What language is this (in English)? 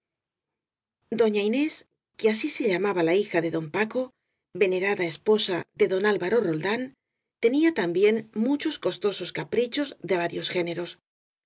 Spanish